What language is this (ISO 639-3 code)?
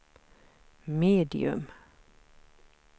swe